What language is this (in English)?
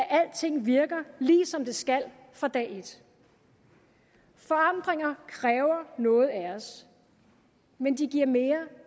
Danish